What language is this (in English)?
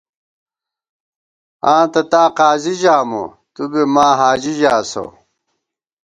Gawar-Bati